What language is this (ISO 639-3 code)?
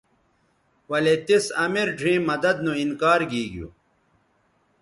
btv